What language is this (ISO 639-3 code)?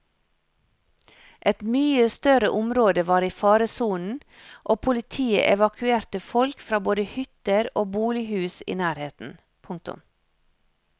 nor